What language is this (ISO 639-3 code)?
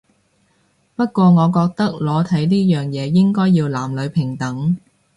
yue